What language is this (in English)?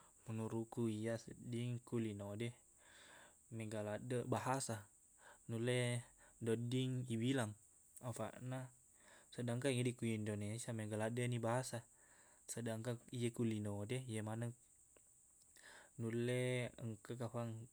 Buginese